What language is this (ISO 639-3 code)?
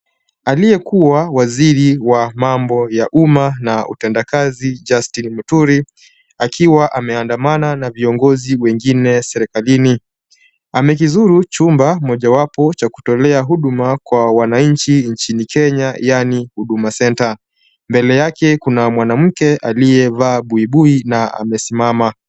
swa